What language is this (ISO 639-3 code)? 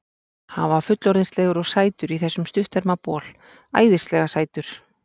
isl